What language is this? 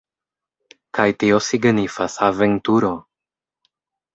Esperanto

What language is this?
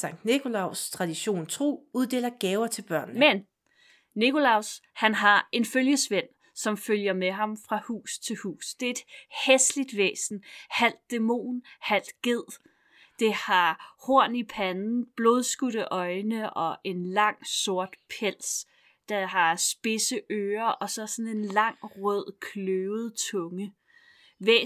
Danish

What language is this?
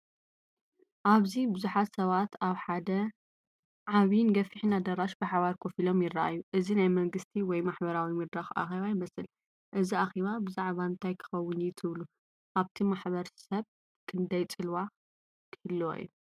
Tigrinya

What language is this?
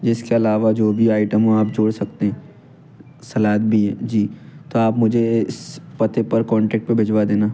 Hindi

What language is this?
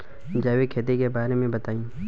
Bhojpuri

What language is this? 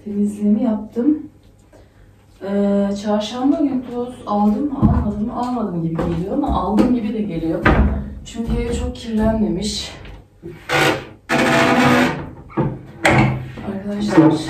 Turkish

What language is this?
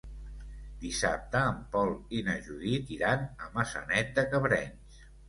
Catalan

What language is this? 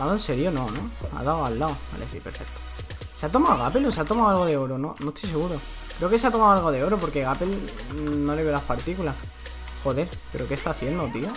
Spanish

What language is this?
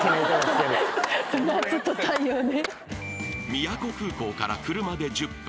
Japanese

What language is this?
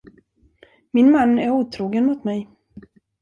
Swedish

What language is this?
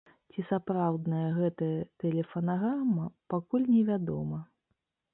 Belarusian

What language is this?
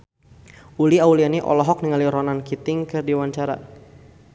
Sundanese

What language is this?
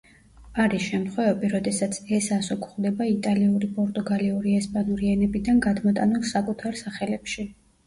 Georgian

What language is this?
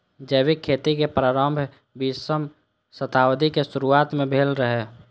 Maithili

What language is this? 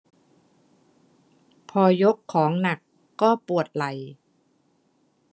Thai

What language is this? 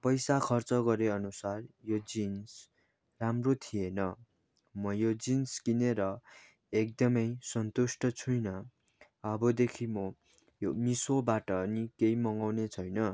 Nepali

